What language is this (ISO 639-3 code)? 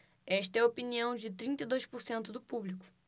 por